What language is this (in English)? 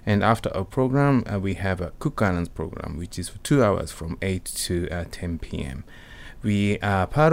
Japanese